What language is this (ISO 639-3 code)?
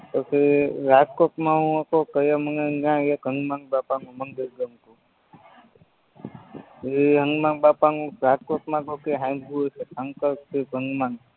guj